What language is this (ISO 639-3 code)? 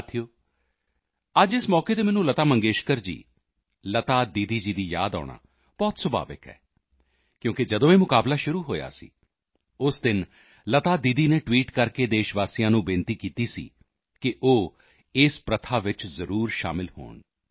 pan